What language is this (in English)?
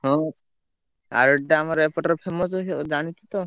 Odia